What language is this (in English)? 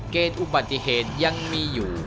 Thai